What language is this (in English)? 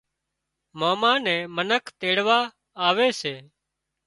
Wadiyara Koli